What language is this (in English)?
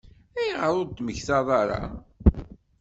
Kabyle